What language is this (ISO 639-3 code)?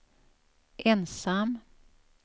swe